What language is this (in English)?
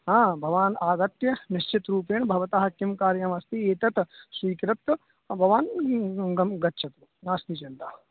Sanskrit